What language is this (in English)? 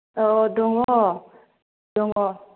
Bodo